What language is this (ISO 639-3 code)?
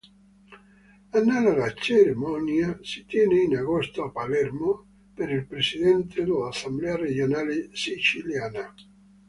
ita